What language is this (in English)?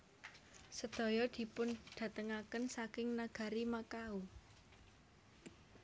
Javanese